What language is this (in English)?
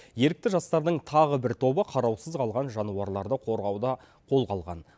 Kazakh